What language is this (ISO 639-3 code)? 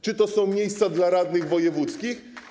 pol